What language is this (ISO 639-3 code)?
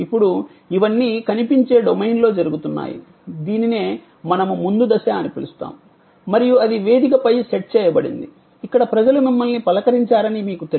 tel